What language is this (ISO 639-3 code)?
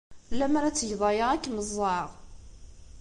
kab